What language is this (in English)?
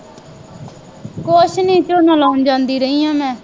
Punjabi